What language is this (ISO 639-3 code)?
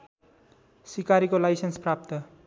nep